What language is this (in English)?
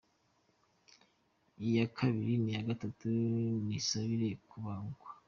Kinyarwanda